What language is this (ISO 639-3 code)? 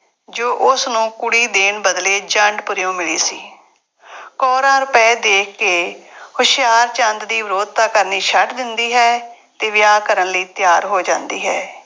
pan